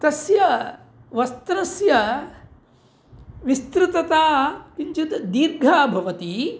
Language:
Sanskrit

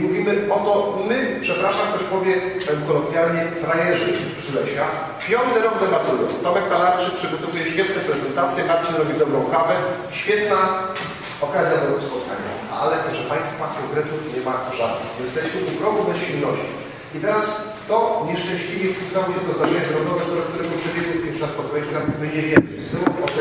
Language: Polish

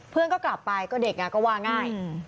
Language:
Thai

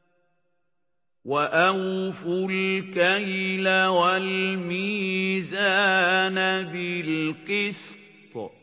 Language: Arabic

